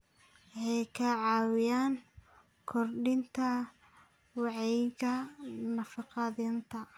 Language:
Somali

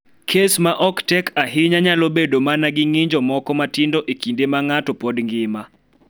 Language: Luo (Kenya and Tanzania)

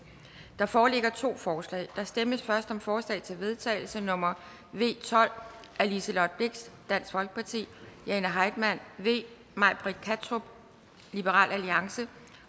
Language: Danish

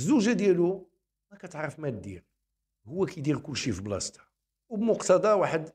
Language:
Arabic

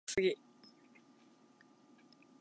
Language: Japanese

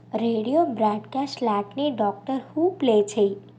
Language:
Telugu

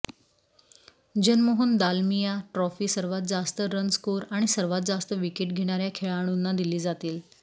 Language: Marathi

